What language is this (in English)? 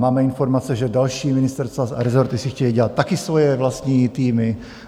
Czech